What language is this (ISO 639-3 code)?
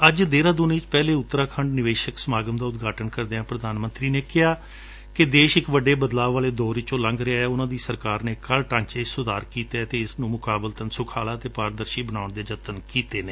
pan